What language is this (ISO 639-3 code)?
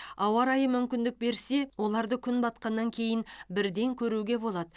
kaz